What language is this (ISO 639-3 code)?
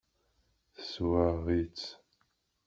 kab